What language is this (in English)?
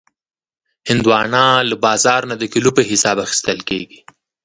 Pashto